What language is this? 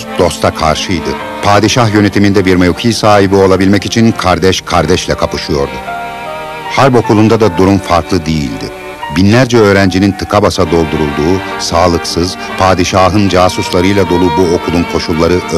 Turkish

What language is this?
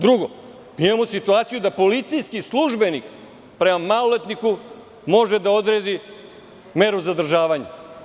Serbian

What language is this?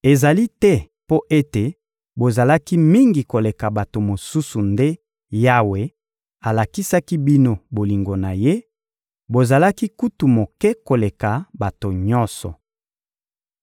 Lingala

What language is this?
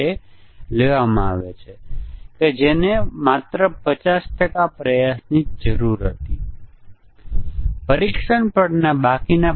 Gujarati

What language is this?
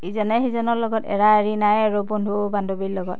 Assamese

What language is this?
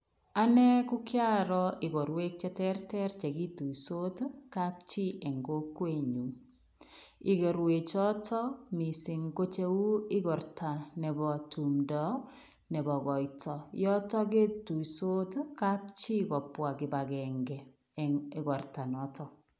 Kalenjin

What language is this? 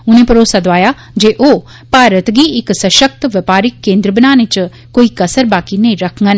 Dogri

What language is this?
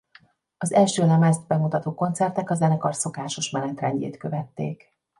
Hungarian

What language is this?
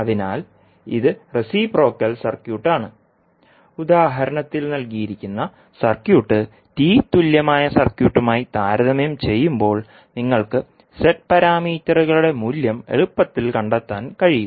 Malayalam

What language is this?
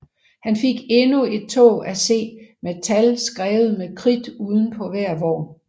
Danish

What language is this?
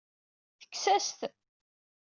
Kabyle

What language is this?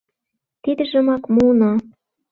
Mari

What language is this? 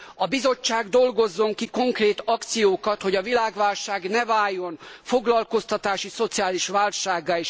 Hungarian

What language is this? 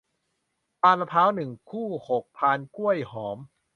Thai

